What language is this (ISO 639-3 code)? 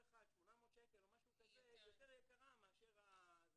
heb